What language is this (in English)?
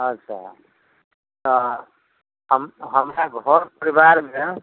Maithili